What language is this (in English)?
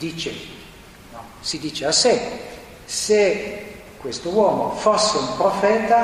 Italian